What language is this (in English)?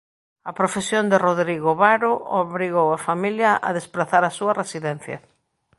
Galician